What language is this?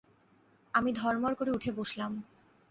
Bangla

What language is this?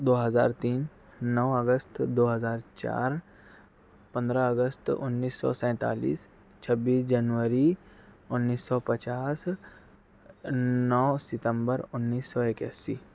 Urdu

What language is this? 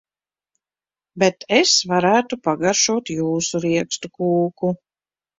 Latvian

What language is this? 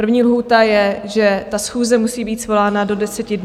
Czech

